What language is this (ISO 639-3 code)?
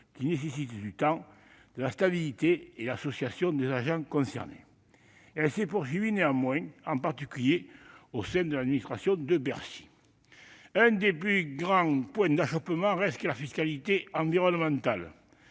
fra